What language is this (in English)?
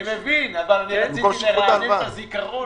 Hebrew